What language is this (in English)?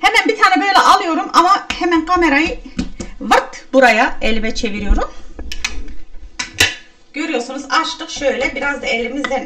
Turkish